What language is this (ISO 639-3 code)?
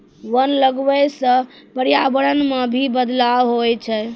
mai